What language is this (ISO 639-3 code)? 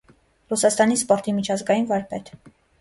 hye